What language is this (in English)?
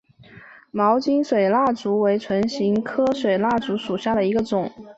Chinese